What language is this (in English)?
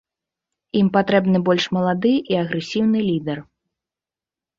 Belarusian